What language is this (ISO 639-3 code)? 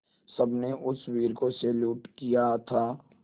hin